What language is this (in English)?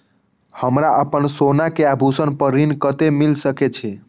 Maithili